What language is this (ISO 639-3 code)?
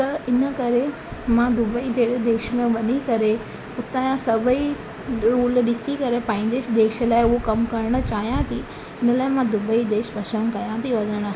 snd